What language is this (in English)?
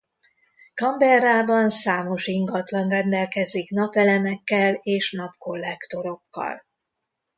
Hungarian